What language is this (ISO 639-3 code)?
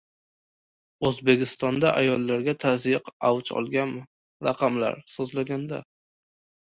uzb